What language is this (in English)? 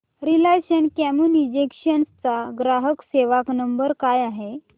Marathi